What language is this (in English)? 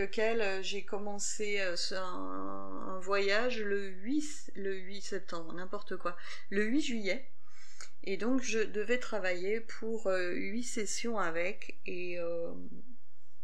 French